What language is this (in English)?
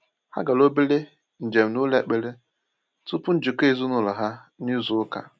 Igbo